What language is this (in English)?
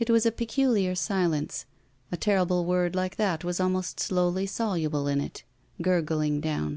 English